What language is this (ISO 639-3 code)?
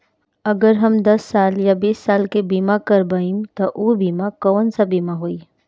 bho